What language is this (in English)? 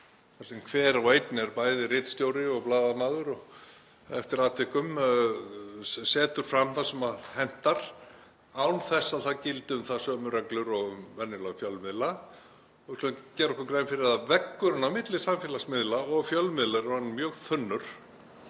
Icelandic